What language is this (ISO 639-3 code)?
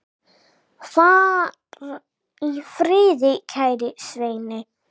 isl